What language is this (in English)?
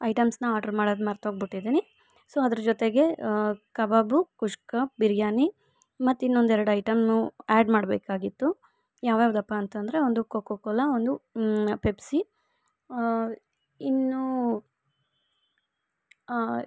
Kannada